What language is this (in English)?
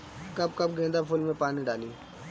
Bhojpuri